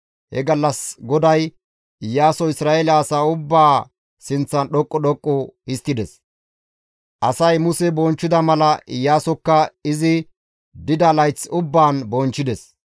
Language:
Gamo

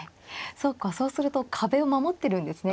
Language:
Japanese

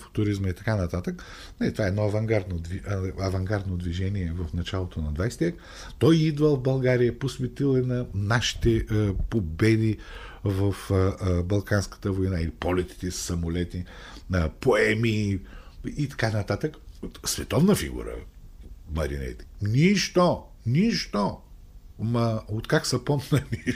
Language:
Bulgarian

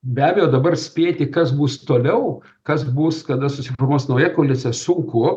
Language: Lithuanian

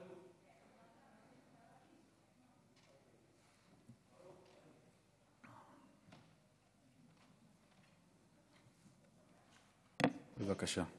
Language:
Hebrew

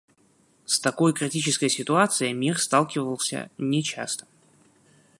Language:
Russian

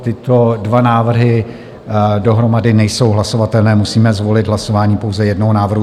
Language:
Czech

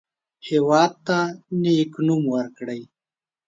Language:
Pashto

